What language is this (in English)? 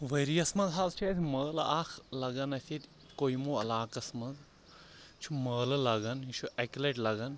Kashmiri